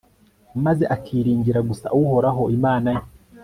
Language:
Kinyarwanda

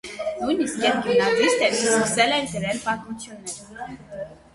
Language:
Armenian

